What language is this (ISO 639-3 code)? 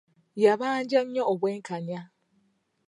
lug